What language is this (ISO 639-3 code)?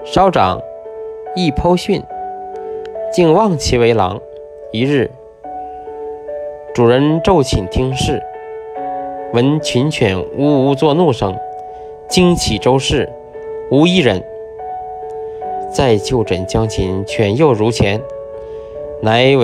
zho